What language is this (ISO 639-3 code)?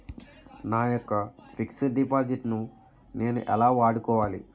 tel